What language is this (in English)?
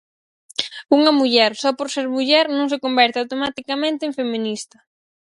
Galician